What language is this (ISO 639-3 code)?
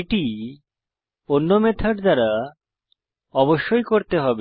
ben